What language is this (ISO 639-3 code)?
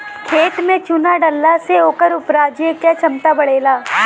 bho